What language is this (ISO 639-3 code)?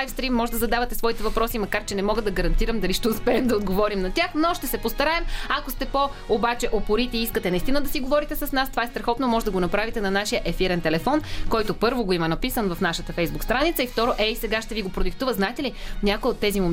bul